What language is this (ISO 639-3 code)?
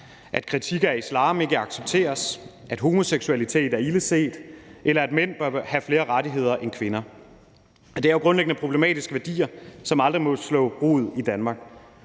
dan